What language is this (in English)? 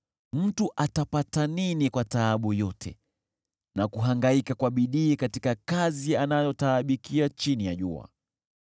Swahili